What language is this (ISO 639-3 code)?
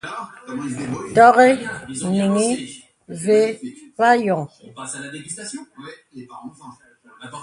beb